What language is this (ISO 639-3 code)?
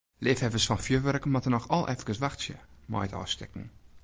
fry